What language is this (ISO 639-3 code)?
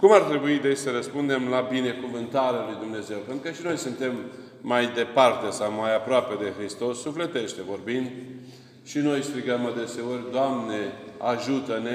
ron